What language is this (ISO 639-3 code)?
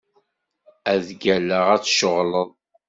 kab